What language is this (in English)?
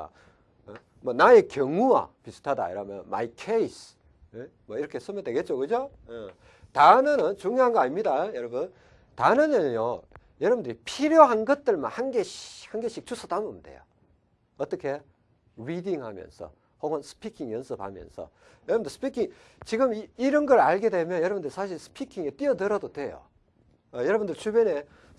Korean